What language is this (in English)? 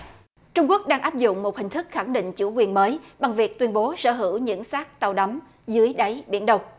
Vietnamese